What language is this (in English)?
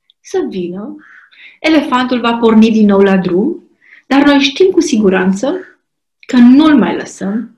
Romanian